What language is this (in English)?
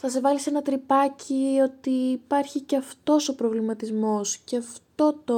Greek